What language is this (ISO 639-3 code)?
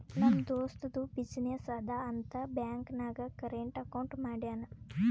kan